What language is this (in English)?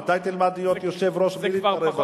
Hebrew